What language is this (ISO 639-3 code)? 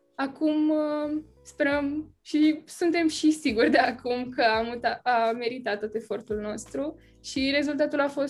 ron